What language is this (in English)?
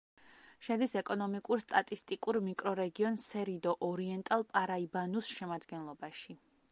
Georgian